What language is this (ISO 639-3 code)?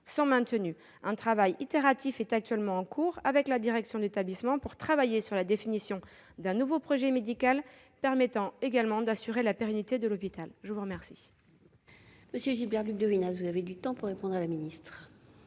fra